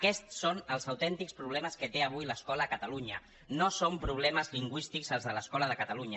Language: Catalan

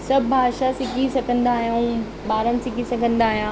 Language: Sindhi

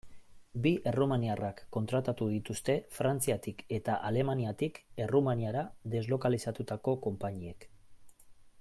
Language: Basque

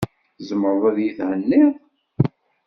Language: Kabyle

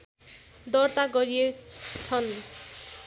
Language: Nepali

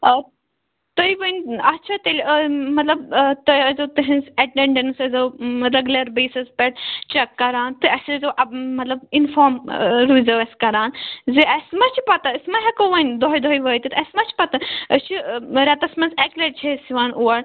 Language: Kashmiri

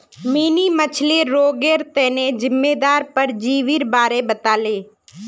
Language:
Magahi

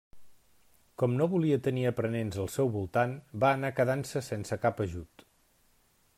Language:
Catalan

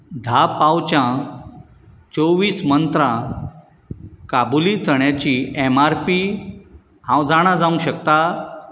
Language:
Konkani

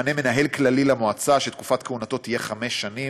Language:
Hebrew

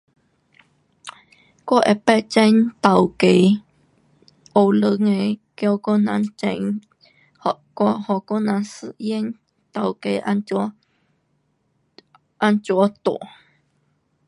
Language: Pu-Xian Chinese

